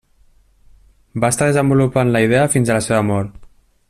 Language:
Catalan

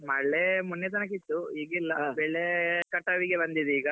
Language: Kannada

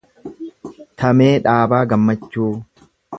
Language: Oromo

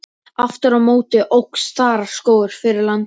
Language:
Icelandic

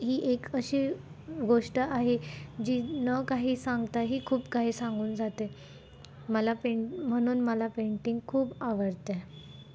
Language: Marathi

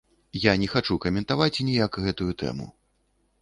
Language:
Belarusian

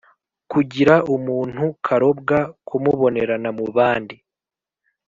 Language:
Kinyarwanda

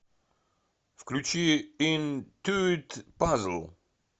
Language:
Russian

